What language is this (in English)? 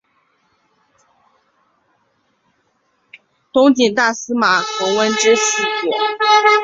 Chinese